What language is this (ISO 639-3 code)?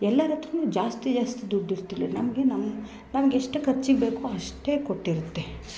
kan